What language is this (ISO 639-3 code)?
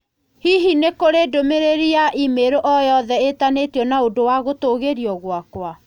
kik